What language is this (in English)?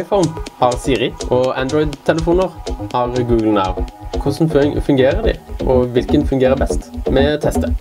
Norwegian